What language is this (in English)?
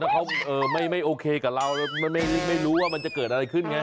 Thai